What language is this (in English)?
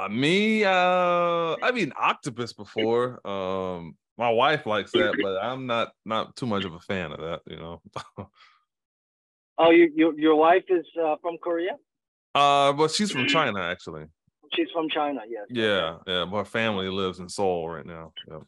English